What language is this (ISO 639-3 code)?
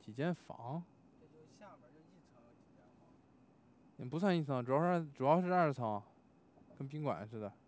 zho